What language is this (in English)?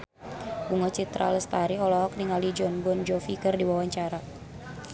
Sundanese